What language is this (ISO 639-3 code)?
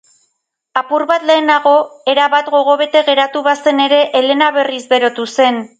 eus